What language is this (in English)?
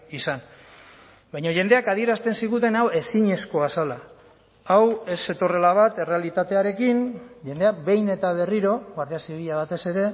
Basque